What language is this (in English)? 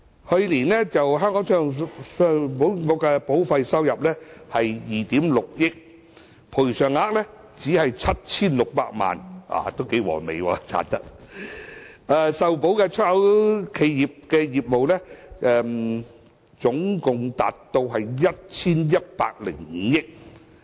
Cantonese